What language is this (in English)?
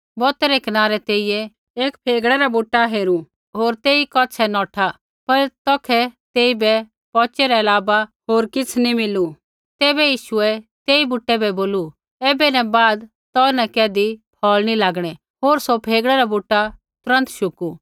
Kullu Pahari